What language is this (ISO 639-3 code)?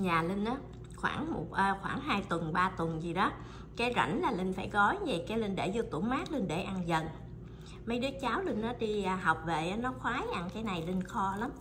vie